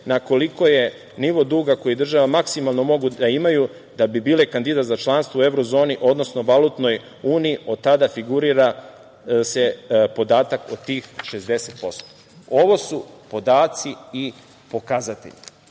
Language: Serbian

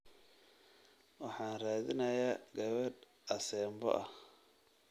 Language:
Somali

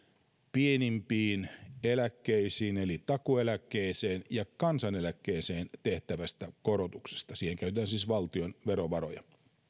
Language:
Finnish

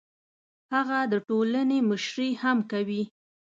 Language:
Pashto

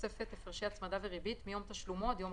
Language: Hebrew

